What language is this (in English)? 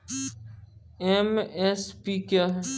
Maithili